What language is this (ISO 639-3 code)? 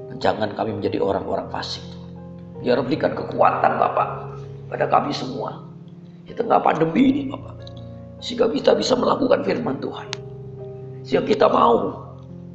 ind